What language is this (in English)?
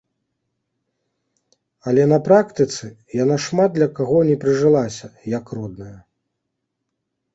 Belarusian